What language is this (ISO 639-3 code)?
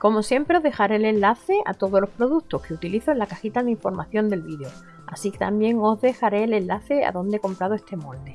spa